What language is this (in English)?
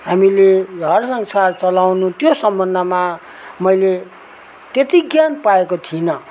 Nepali